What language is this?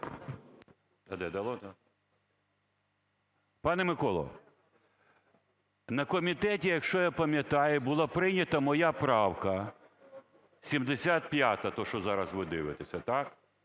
Ukrainian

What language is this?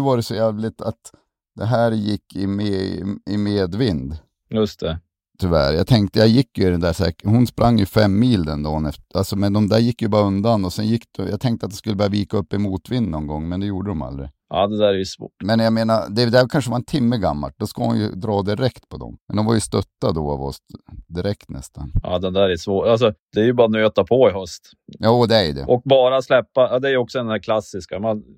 Swedish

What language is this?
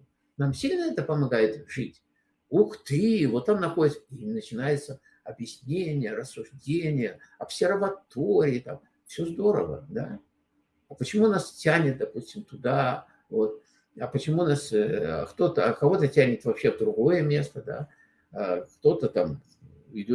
Russian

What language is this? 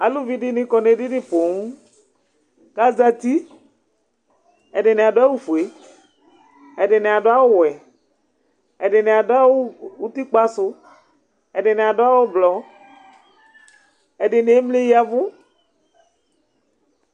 Ikposo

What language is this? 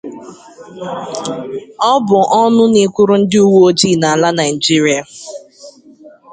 Igbo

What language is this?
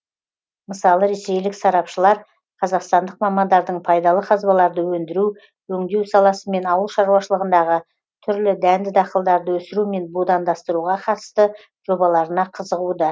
Kazakh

